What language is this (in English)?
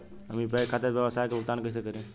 Bhojpuri